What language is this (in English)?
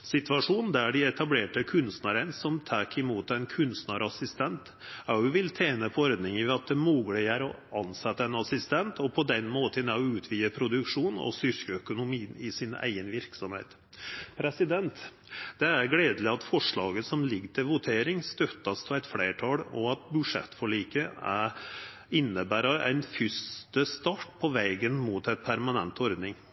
Norwegian Nynorsk